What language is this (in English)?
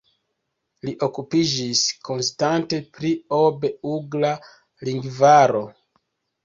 Esperanto